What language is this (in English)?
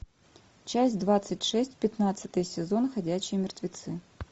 Russian